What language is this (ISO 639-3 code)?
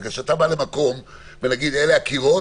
heb